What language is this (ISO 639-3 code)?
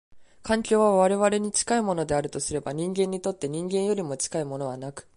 jpn